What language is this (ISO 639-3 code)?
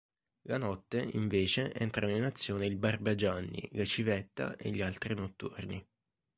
ita